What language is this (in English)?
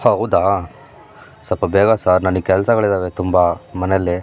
Kannada